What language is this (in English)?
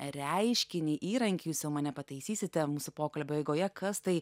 Lithuanian